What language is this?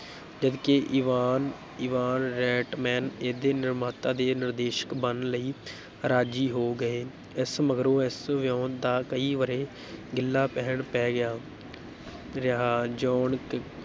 Punjabi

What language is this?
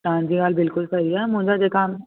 Sindhi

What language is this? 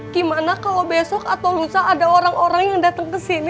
Indonesian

